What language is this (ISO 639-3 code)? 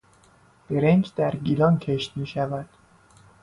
fas